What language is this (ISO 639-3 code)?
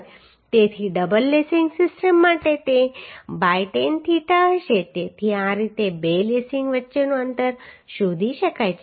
guj